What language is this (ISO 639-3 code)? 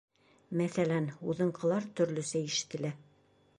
bak